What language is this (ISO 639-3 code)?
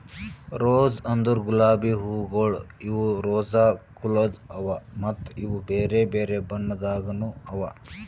kan